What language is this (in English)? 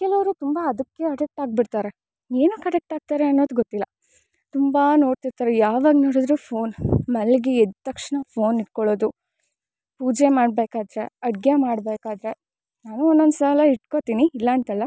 Kannada